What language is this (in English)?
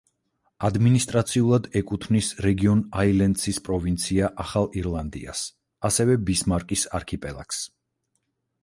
Georgian